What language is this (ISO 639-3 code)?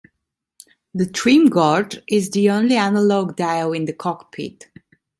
eng